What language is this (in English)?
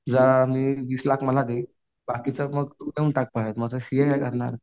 Marathi